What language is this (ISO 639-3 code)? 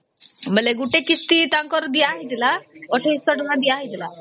ori